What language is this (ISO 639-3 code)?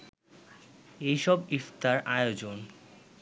ben